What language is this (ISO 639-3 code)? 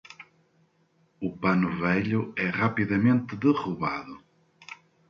por